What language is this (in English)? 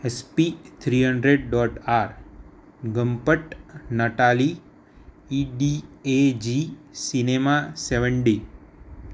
Gujarati